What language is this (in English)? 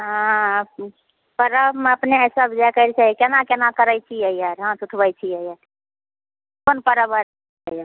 Maithili